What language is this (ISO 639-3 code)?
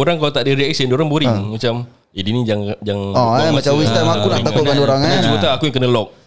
msa